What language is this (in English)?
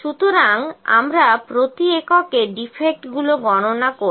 Bangla